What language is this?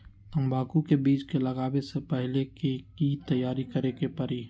Magahi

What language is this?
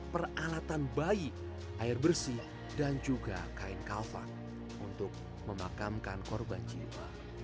Indonesian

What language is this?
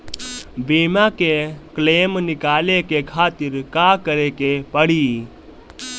Bhojpuri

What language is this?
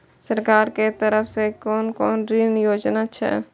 Maithili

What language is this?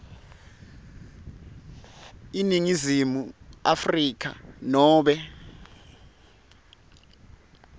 Swati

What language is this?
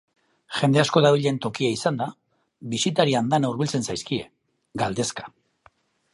Basque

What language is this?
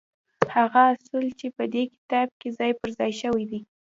Pashto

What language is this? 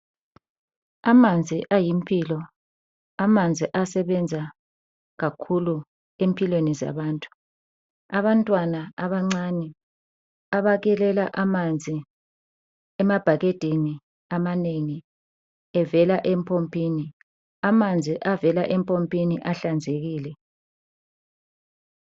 North Ndebele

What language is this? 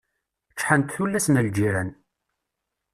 Kabyle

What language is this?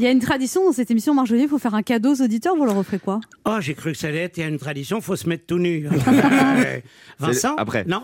French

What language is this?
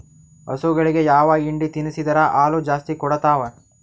Kannada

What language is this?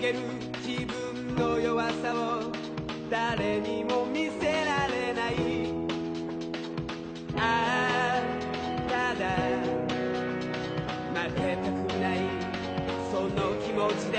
Indonesian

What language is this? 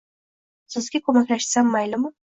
Uzbek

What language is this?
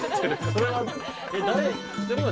Japanese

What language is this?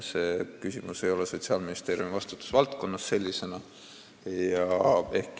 Estonian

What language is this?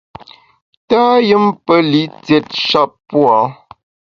Bamun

